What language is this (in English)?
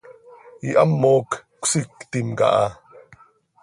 Seri